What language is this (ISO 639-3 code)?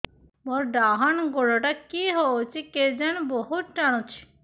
ori